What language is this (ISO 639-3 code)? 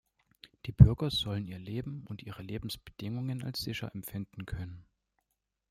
deu